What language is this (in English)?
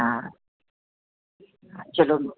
Dogri